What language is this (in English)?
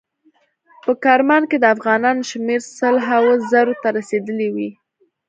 Pashto